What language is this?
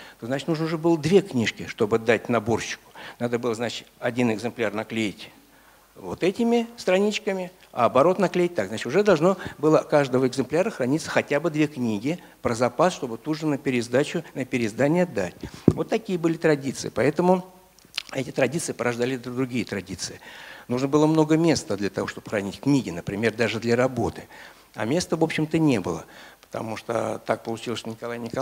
Russian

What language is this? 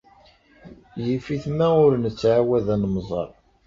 Kabyle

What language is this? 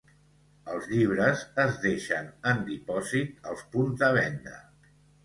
Catalan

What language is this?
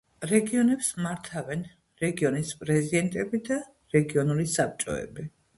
Georgian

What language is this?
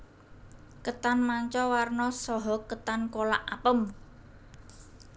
Javanese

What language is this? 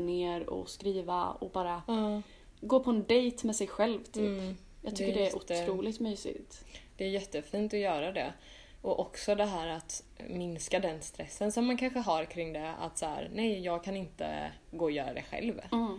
Swedish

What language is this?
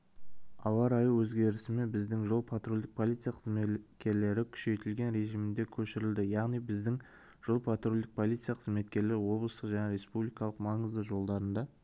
Kazakh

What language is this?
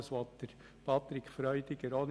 Swiss German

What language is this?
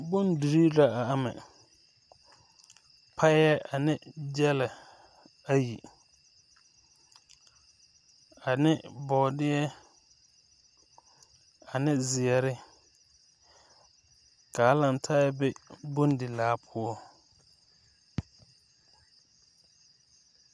Southern Dagaare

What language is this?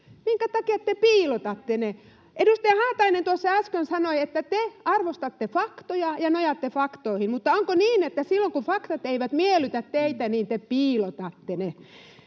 Finnish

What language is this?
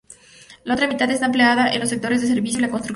Spanish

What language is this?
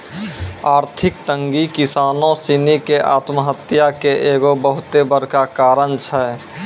Maithili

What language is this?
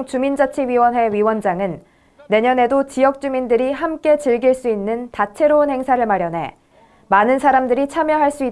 Korean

